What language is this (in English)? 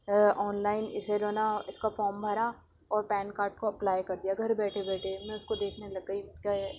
Urdu